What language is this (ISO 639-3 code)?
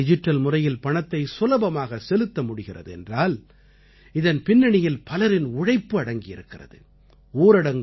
tam